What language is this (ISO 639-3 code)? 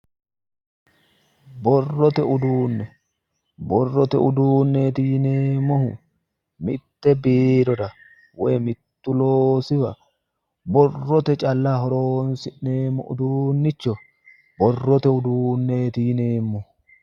sid